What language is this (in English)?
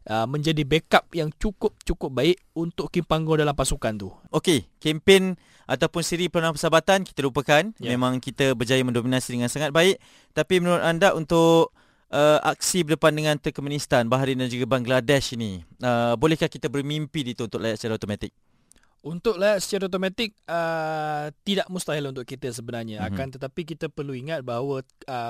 Malay